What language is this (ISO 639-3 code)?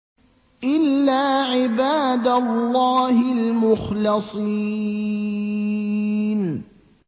ara